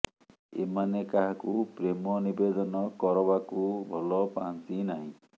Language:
Odia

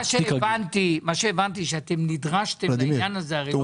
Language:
Hebrew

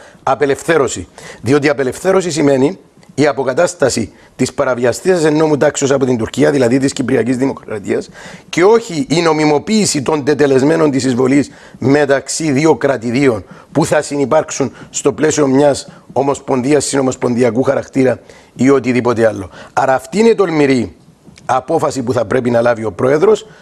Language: Greek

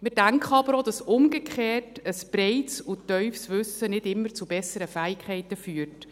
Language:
Swiss German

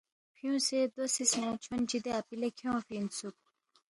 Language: Balti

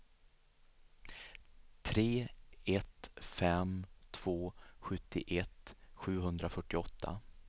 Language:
Swedish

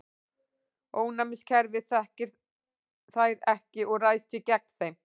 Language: Icelandic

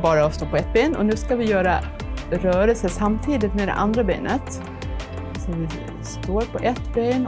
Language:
Swedish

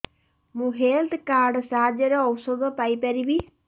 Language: Odia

